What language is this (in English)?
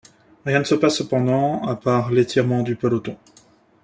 French